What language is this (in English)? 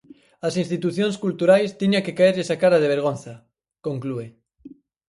Galician